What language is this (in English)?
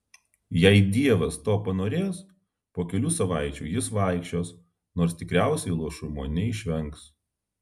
Lithuanian